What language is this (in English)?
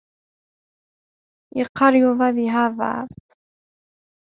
Kabyle